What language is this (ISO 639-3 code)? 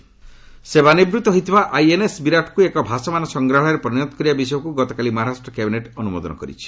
ori